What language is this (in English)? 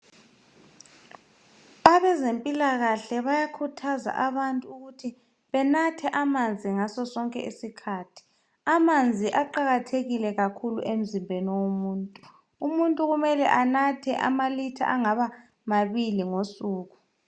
North Ndebele